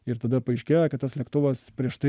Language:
Lithuanian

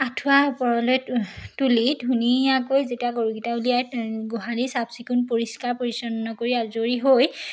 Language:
Assamese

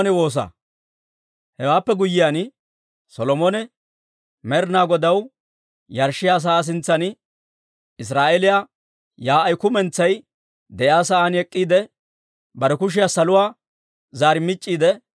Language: Dawro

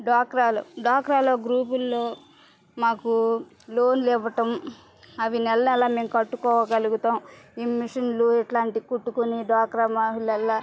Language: Telugu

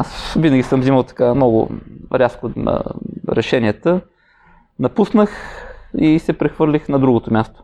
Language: Bulgarian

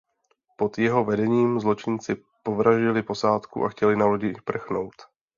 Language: Czech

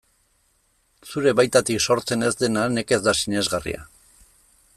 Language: Basque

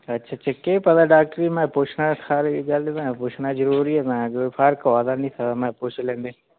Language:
Dogri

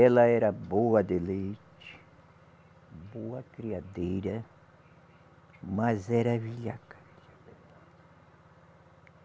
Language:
Portuguese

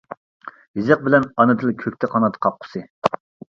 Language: Uyghur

